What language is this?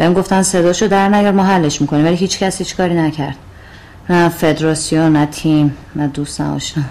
Persian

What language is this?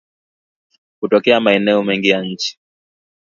Swahili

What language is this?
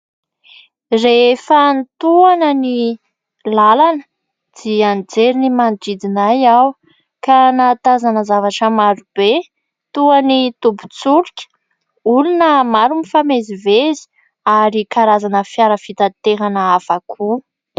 Malagasy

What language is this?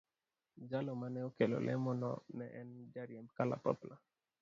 Luo (Kenya and Tanzania)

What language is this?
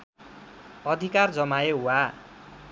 Nepali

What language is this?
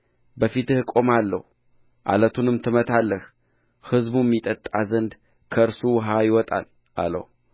Amharic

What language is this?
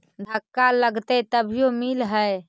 Magahi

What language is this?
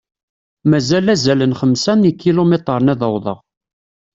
Kabyle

